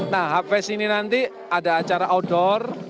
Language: Indonesian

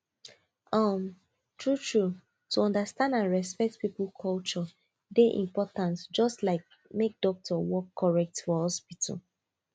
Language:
Nigerian Pidgin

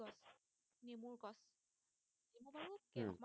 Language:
Assamese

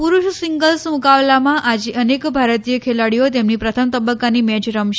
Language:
Gujarati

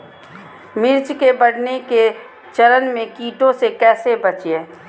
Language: Magahi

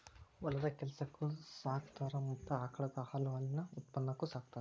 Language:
Kannada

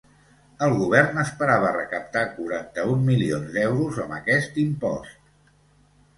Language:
Catalan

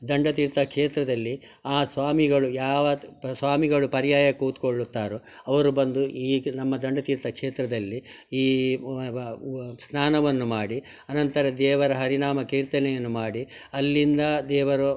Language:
Kannada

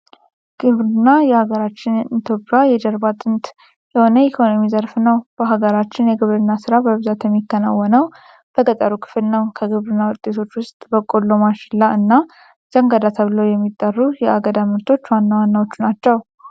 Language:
Amharic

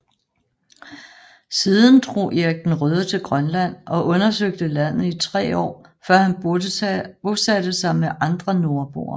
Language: Danish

